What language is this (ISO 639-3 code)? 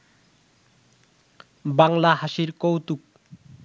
ben